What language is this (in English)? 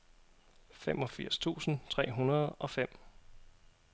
Danish